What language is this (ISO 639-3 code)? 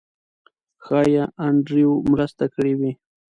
pus